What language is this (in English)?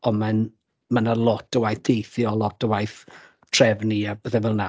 Welsh